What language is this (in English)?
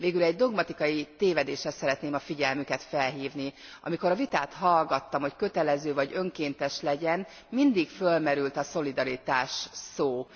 Hungarian